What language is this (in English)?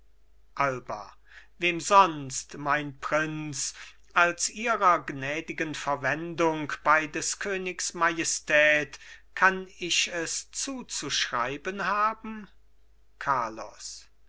German